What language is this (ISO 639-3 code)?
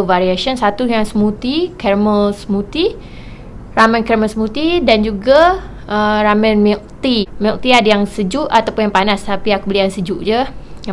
msa